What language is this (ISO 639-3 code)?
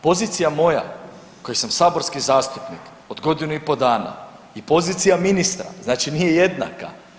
hrv